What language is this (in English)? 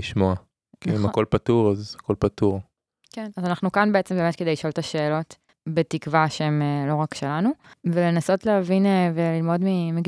Hebrew